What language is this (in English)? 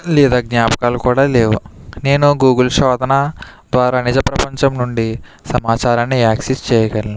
Telugu